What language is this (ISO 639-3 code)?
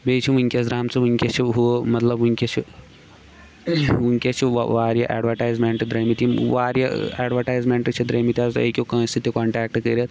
kas